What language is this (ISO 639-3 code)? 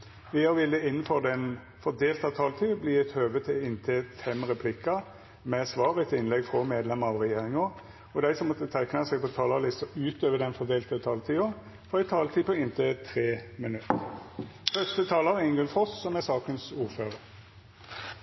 nno